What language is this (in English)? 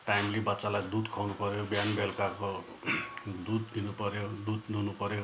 Nepali